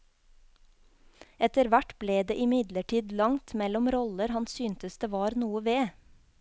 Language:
Norwegian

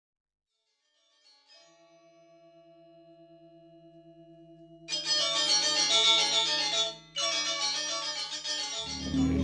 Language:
Indonesian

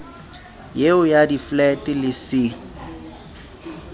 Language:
Southern Sotho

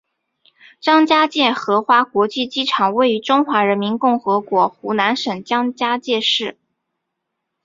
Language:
Chinese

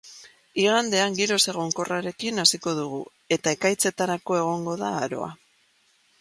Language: Basque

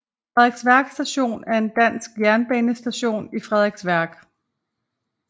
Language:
Danish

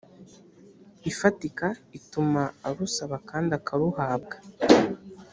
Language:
Kinyarwanda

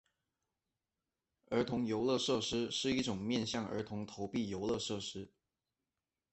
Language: Chinese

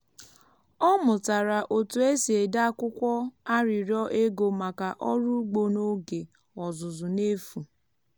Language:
Igbo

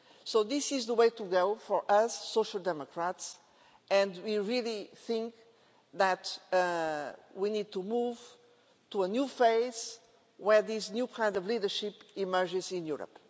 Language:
English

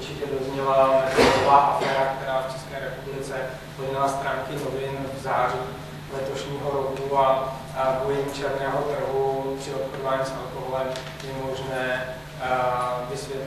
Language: Czech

